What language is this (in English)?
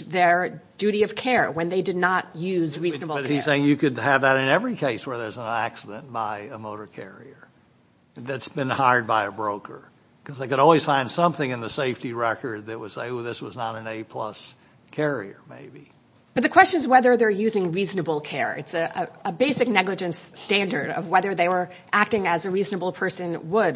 English